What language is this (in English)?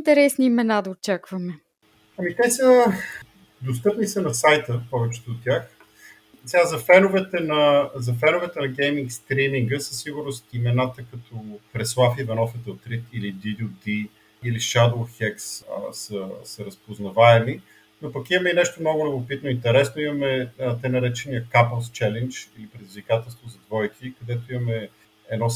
Bulgarian